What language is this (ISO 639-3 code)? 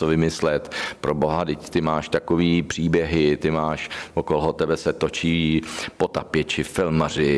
ces